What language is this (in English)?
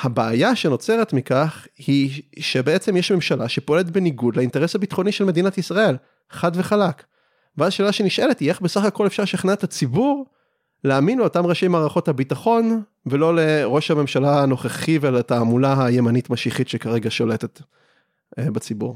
Hebrew